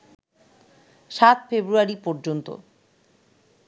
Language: Bangla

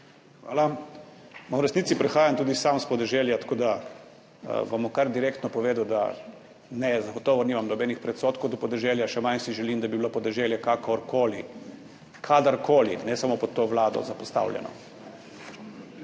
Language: Slovenian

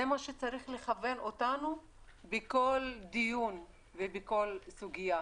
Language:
Hebrew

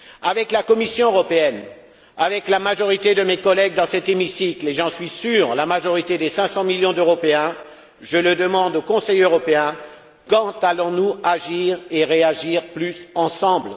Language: French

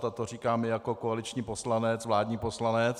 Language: Czech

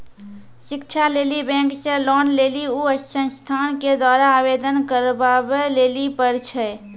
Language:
Maithili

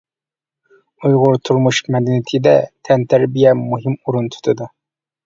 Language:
Uyghur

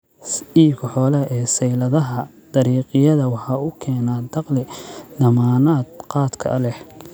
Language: Somali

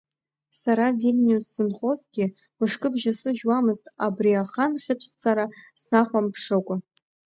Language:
Abkhazian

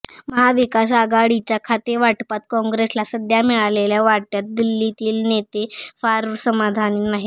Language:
Marathi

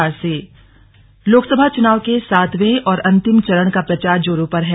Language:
Hindi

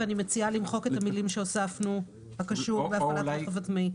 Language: Hebrew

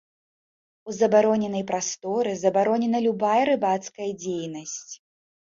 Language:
Belarusian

